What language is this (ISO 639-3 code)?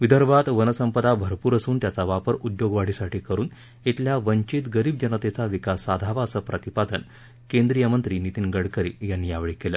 mar